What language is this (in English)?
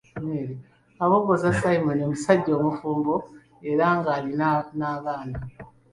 Ganda